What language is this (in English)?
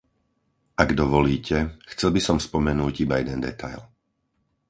Slovak